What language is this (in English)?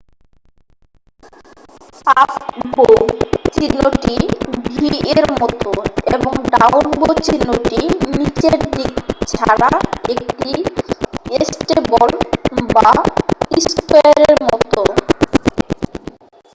Bangla